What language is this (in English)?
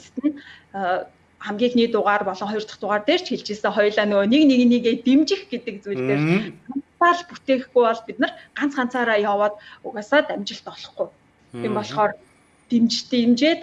French